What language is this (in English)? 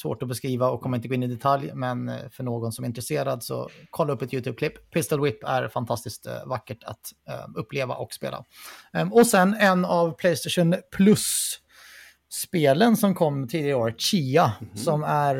Swedish